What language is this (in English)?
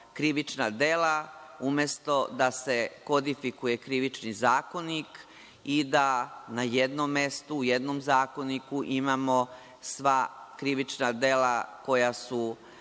Serbian